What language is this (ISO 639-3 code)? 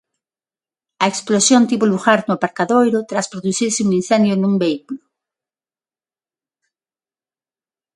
glg